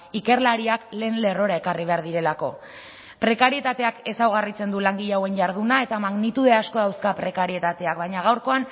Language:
Basque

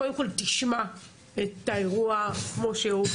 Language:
Hebrew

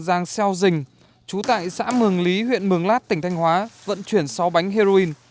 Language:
Vietnamese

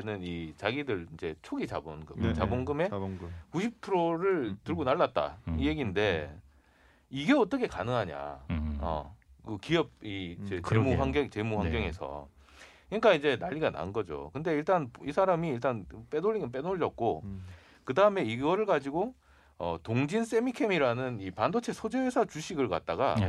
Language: Korean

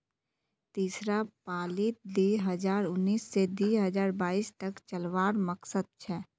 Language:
Magahi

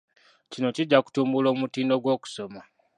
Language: Ganda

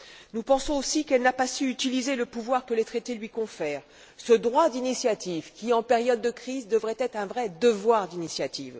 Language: French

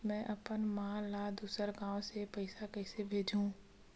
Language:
Chhattisgarhi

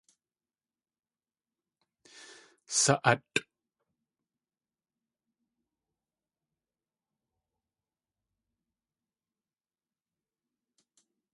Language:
Tlingit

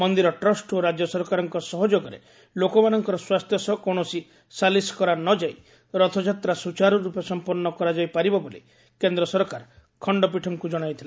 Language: Odia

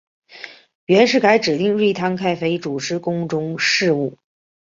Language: Chinese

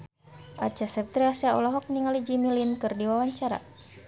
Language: Sundanese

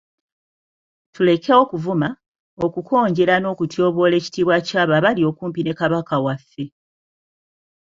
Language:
Ganda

